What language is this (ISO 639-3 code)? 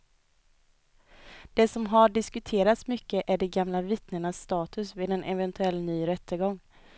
swe